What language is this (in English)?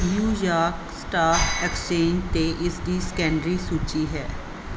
Punjabi